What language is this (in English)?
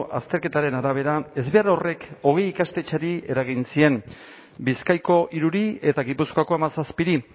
Basque